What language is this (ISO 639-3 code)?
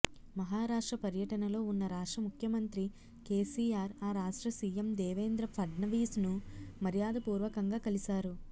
tel